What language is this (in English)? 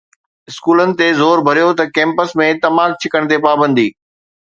Sindhi